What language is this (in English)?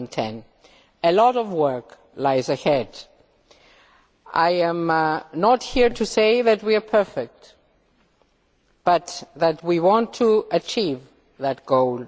English